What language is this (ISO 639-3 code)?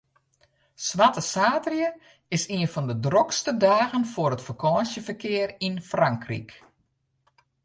fry